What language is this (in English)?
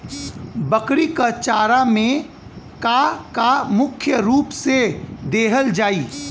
Bhojpuri